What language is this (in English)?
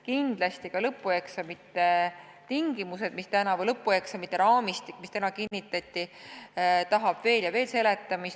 Estonian